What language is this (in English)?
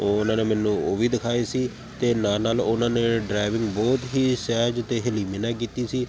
Punjabi